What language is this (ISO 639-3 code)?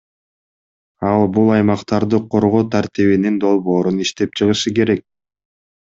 kir